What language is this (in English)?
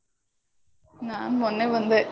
Kannada